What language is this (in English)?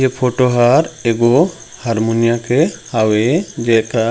Chhattisgarhi